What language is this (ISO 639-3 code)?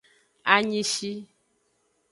ajg